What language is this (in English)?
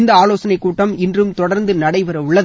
Tamil